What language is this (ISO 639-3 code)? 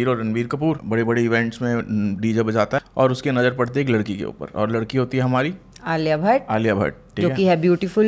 hin